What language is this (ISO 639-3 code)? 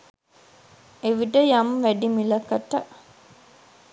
sin